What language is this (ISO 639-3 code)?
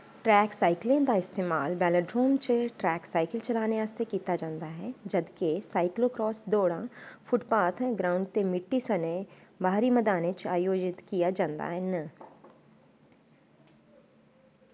doi